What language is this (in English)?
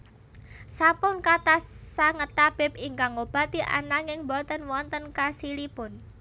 Javanese